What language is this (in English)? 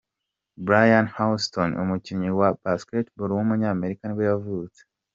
Kinyarwanda